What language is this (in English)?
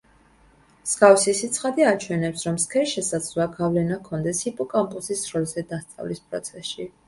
Georgian